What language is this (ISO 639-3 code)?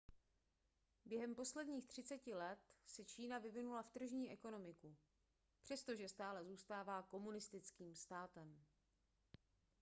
ces